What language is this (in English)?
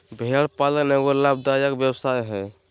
Magahi